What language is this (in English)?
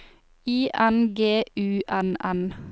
Norwegian